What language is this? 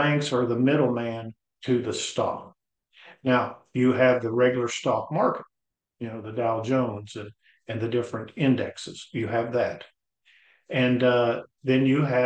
English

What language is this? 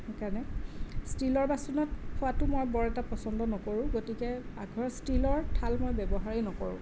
Assamese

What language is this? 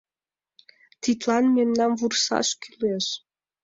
Mari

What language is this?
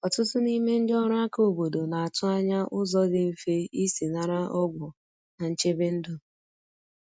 Igbo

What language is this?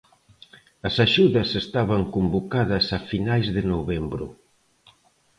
Galician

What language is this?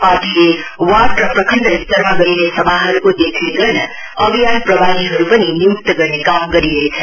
Nepali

